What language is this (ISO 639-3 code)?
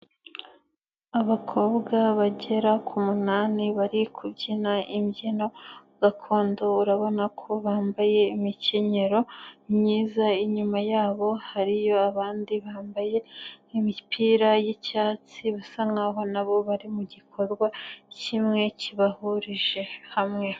kin